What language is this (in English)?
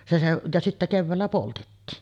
Finnish